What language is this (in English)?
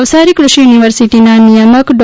Gujarati